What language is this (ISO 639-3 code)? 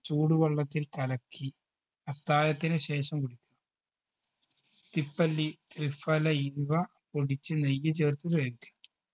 mal